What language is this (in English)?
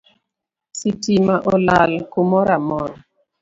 Luo (Kenya and Tanzania)